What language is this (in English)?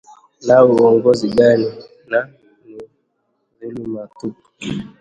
Swahili